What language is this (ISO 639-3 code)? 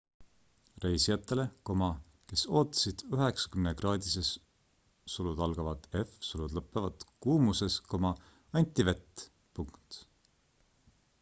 est